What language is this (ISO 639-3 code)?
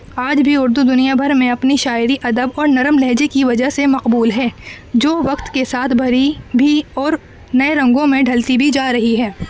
urd